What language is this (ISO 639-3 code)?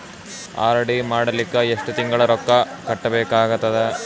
kan